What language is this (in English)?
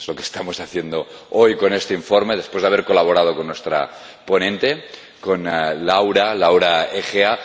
Spanish